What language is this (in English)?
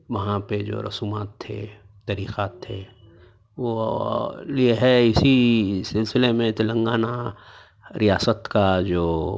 Urdu